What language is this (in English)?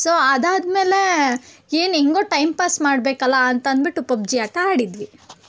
Kannada